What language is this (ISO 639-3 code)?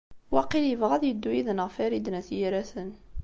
kab